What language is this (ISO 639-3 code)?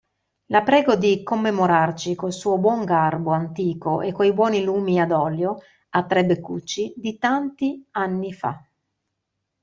ita